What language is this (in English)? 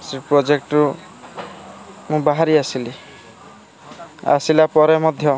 Odia